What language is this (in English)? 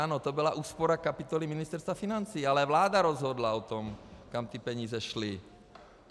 Czech